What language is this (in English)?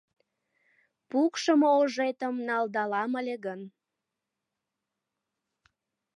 Mari